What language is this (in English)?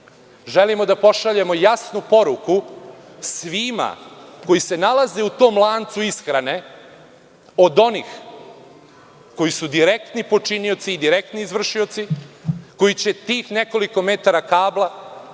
Serbian